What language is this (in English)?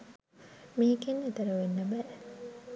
Sinhala